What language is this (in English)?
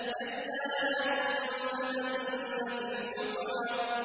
Arabic